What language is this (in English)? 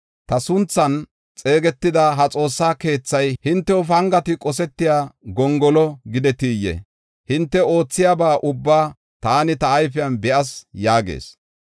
Gofa